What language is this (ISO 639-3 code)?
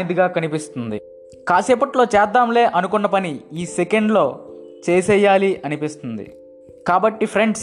tel